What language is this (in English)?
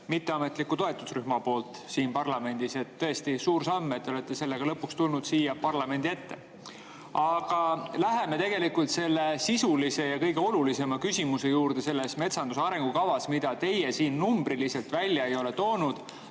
Estonian